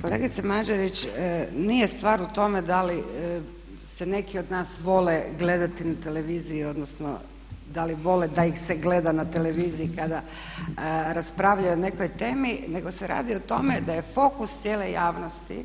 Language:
Croatian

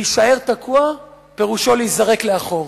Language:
Hebrew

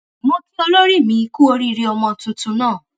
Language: Yoruba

